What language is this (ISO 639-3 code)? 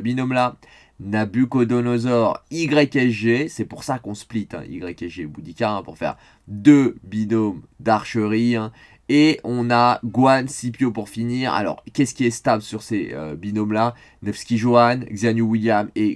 fra